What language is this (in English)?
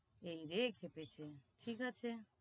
Bangla